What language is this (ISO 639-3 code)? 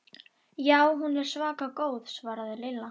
isl